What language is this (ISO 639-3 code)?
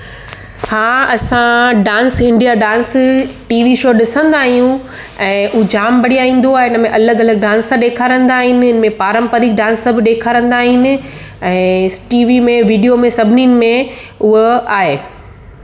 snd